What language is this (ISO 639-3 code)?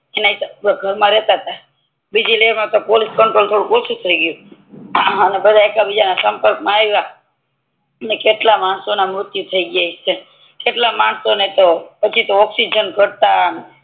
guj